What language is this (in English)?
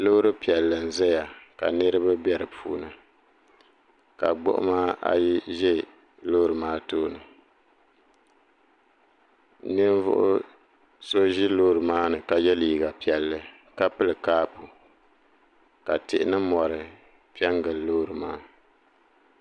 Dagbani